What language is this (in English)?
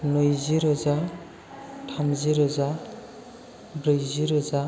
Bodo